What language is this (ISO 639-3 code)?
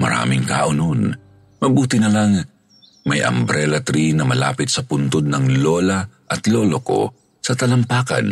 fil